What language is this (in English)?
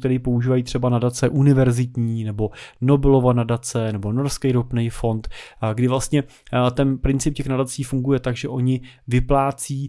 Czech